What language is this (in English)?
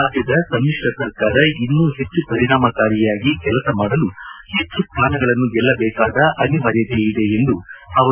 Kannada